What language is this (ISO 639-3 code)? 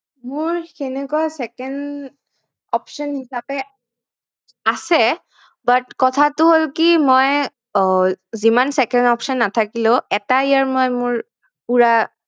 asm